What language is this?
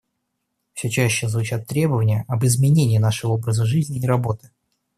Russian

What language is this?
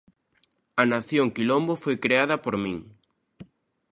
Galician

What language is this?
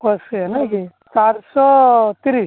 Odia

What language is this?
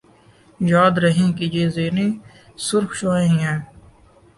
Urdu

